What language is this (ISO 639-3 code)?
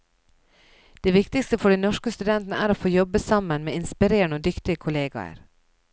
nor